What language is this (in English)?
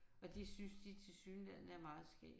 Danish